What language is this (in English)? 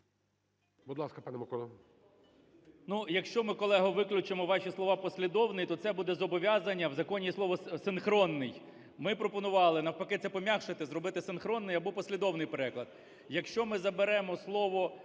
Ukrainian